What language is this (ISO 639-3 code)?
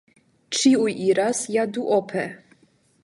epo